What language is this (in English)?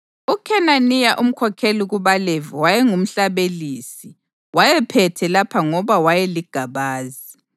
North Ndebele